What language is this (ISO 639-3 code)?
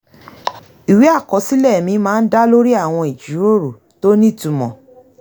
yor